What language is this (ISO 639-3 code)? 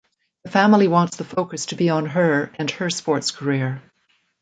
eng